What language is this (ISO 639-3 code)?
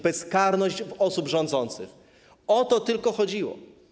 pol